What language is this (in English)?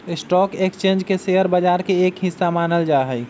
Magahi